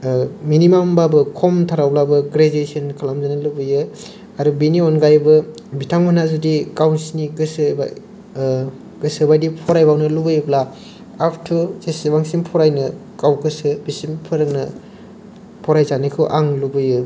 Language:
Bodo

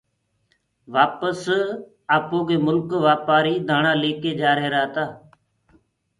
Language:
Gurgula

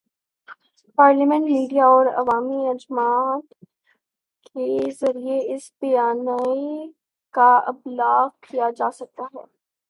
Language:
Urdu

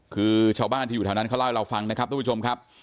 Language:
Thai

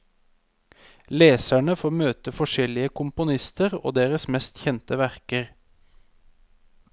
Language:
Norwegian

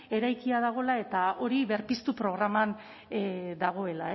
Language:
Basque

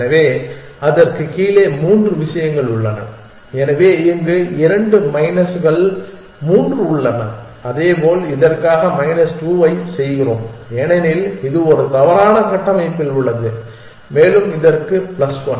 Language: Tamil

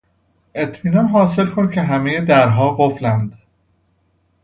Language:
Persian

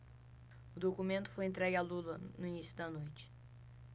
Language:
Portuguese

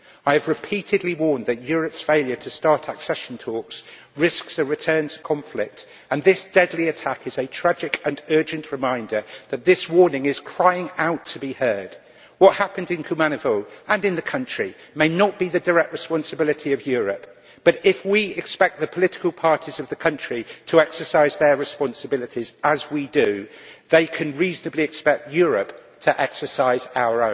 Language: English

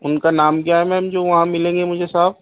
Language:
Urdu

